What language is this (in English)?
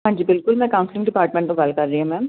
Punjabi